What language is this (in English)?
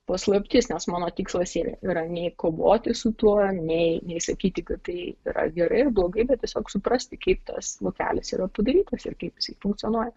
Lithuanian